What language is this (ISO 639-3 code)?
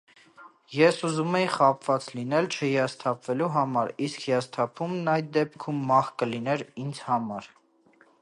hye